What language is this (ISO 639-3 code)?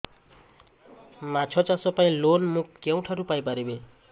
ori